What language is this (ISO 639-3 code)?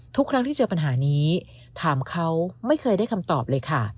tha